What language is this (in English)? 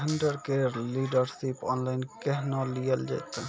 Maithili